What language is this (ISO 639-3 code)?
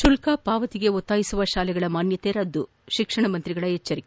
kan